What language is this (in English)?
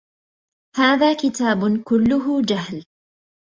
Arabic